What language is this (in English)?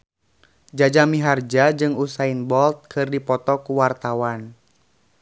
Sundanese